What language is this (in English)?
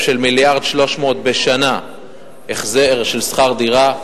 Hebrew